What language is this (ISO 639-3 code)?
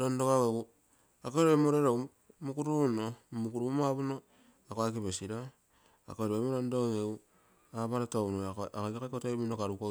buo